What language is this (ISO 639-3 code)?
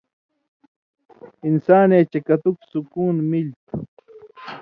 mvy